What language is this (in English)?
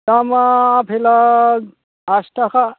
Bodo